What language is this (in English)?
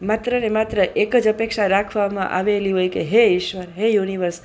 Gujarati